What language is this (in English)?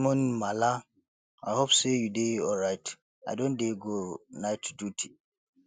Nigerian Pidgin